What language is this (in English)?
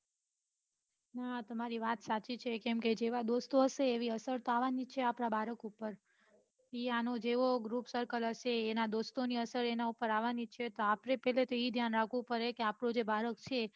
Gujarati